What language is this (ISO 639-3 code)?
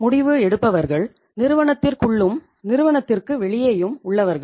tam